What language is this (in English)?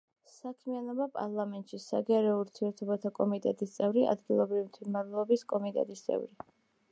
Georgian